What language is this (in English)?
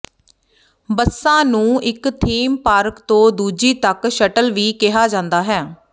Punjabi